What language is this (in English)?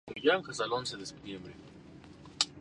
Spanish